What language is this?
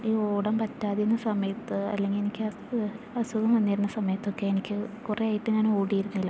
Malayalam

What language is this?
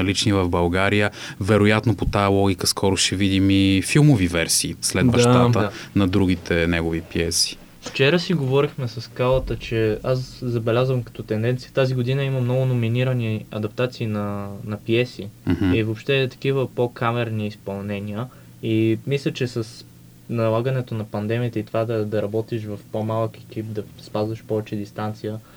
Bulgarian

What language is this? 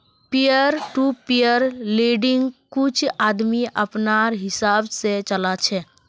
Magahi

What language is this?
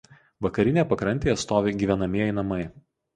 Lithuanian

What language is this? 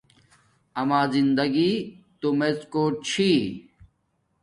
Domaaki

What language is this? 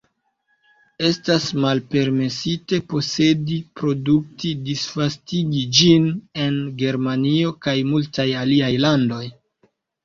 Esperanto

